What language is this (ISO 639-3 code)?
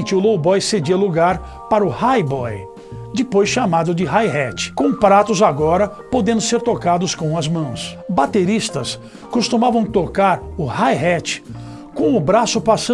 por